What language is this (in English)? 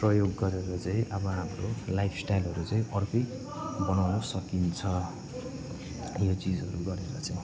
Nepali